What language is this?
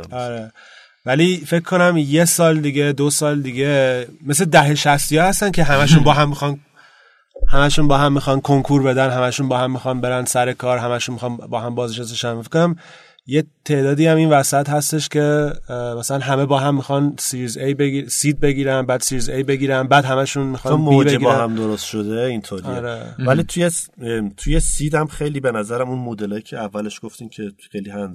Persian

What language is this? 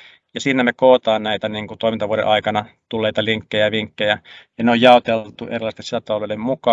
Finnish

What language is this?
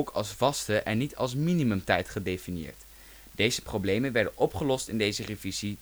Dutch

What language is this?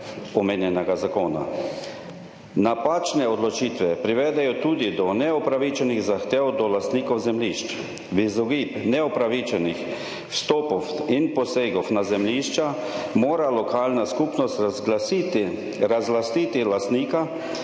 Slovenian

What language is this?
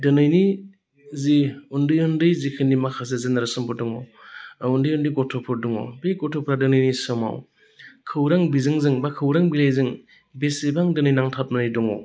Bodo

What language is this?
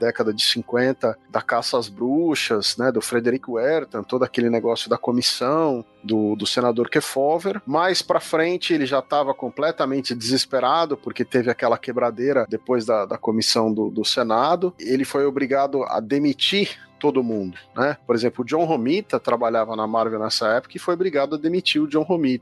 Portuguese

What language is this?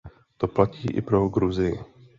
Czech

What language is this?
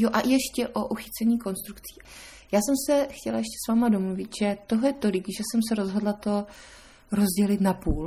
Czech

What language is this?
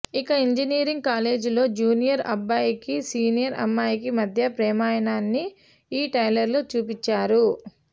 Telugu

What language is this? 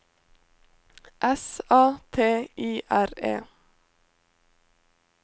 Norwegian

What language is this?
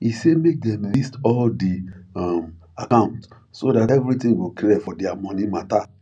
Nigerian Pidgin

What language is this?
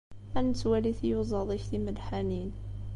Kabyle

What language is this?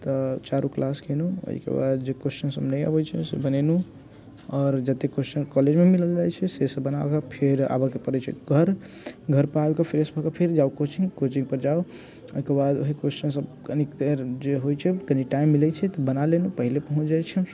Maithili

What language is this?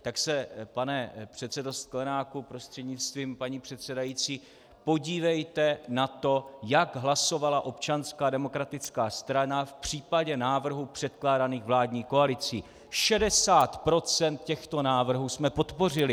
Czech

